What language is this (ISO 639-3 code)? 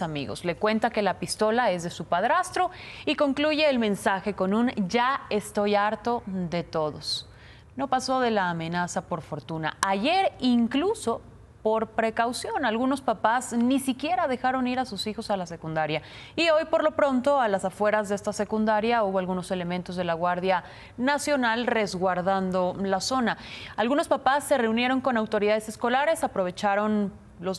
spa